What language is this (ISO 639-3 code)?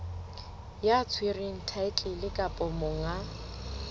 sot